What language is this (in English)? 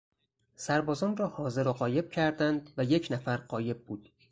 Persian